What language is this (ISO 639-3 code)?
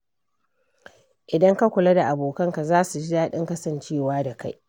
hau